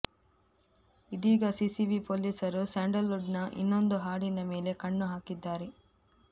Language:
Kannada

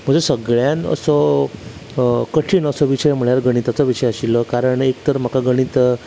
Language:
Konkani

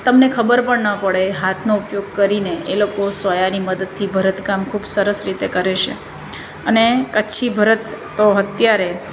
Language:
Gujarati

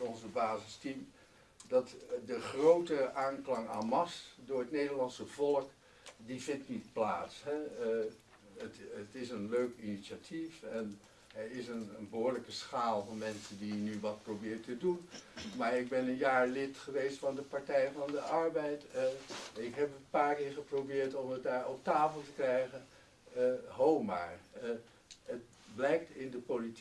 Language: Dutch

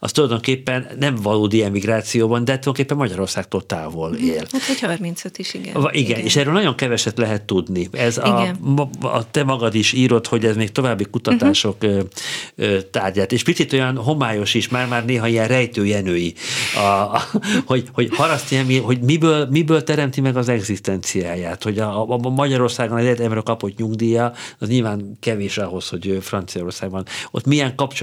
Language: Hungarian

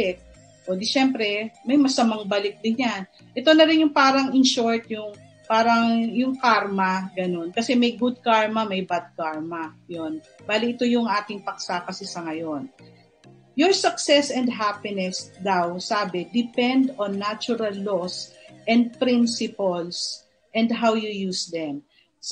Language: Filipino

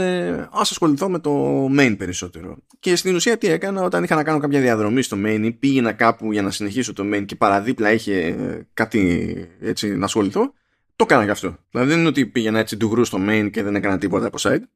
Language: Greek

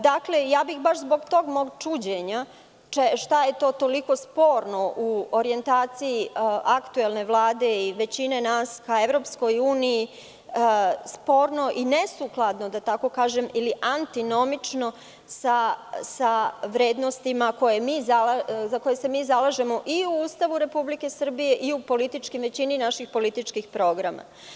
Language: Serbian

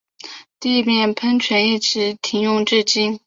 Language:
Chinese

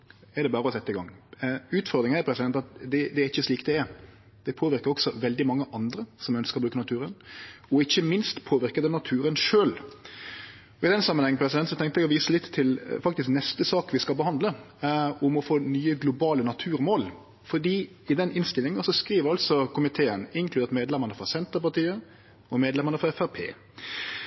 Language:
Norwegian Nynorsk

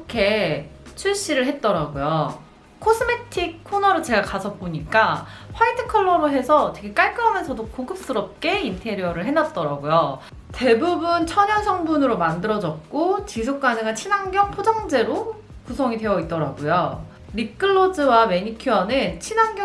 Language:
Korean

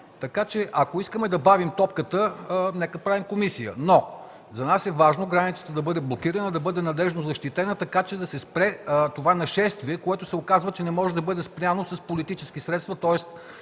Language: Bulgarian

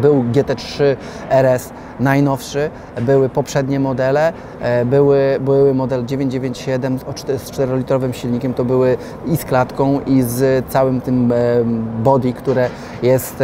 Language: Polish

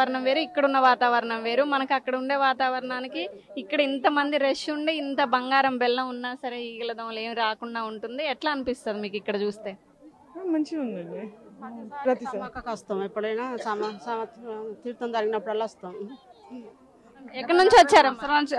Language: Telugu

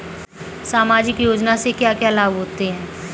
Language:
Hindi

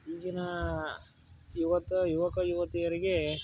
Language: Kannada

